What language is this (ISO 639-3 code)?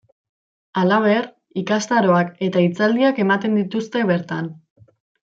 eus